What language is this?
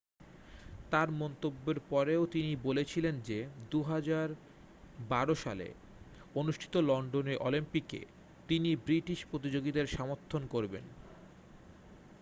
Bangla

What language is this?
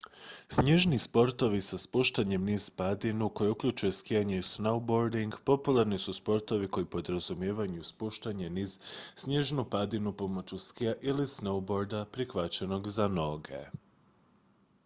Croatian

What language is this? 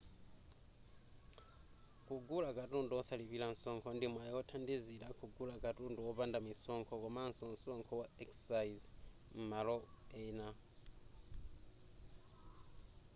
Nyanja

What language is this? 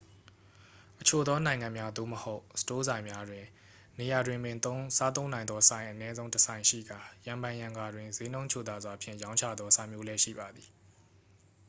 Burmese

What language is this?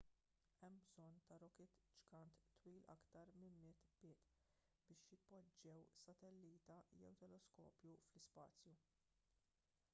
Maltese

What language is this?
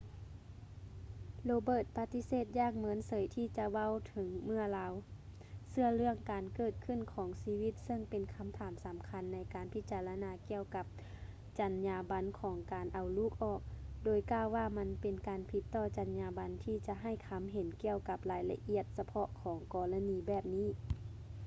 Lao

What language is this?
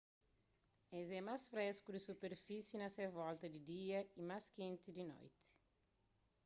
Kabuverdianu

